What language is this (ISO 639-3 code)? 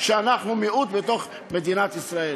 heb